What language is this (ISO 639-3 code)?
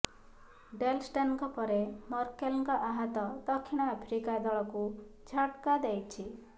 ori